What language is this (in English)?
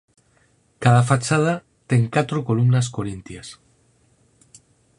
Galician